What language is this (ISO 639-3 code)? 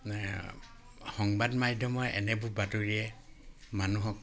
asm